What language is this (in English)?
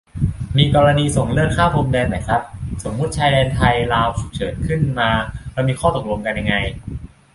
Thai